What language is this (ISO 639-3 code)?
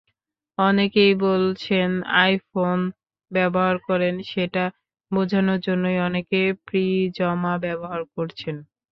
ben